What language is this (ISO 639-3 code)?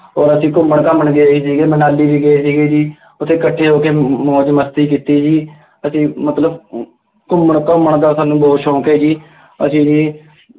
pan